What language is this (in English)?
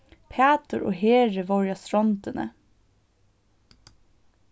Faroese